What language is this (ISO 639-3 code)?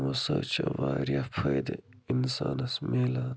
kas